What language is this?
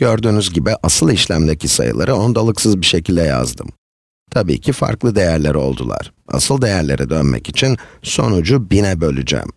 Turkish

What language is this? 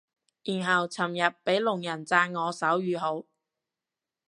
Cantonese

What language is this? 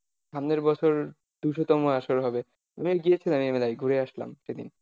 Bangla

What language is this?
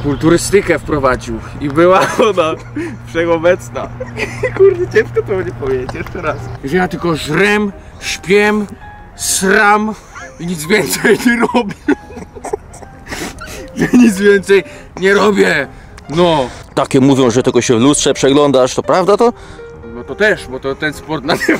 Polish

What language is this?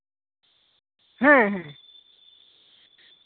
Santali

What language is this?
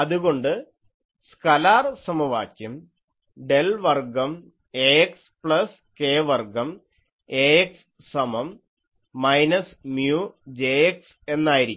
Malayalam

